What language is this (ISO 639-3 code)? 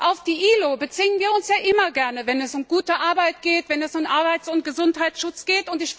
deu